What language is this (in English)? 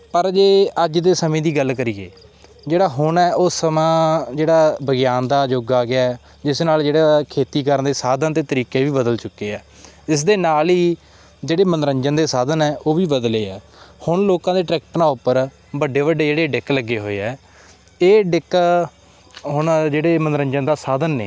Punjabi